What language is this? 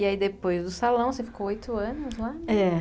Portuguese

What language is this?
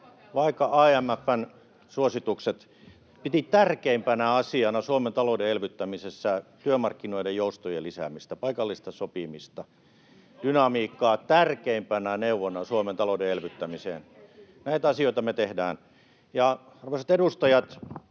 Finnish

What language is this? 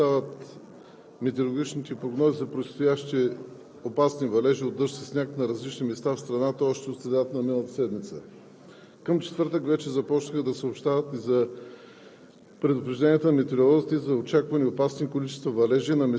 Bulgarian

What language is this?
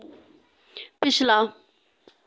Dogri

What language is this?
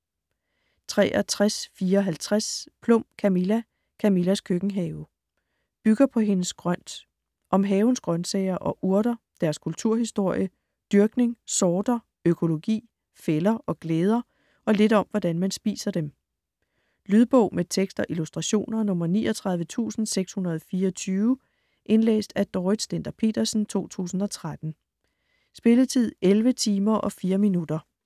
Danish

